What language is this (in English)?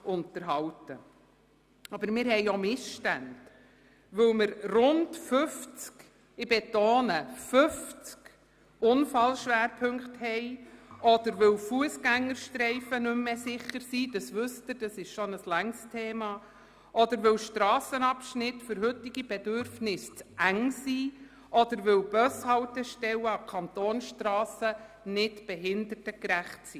Swiss German